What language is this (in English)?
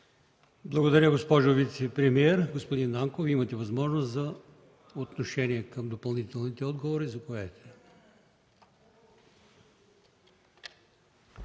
Bulgarian